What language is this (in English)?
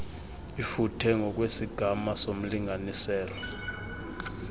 Xhosa